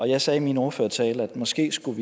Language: Danish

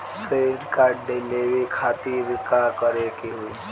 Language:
Bhojpuri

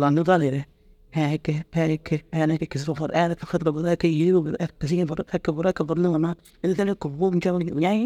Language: Dazaga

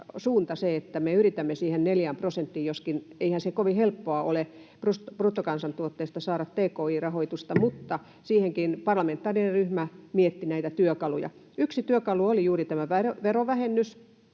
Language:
Finnish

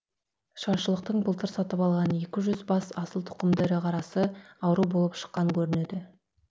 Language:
Kazakh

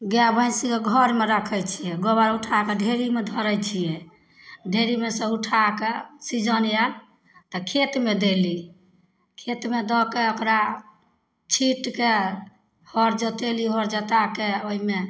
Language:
Maithili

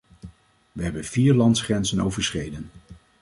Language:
Dutch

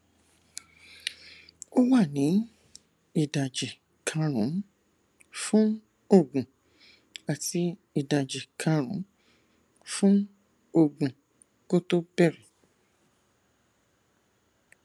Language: Yoruba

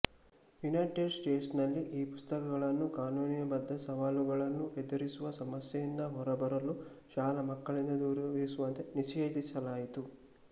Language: Kannada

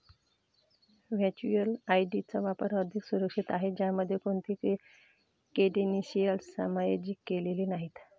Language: Marathi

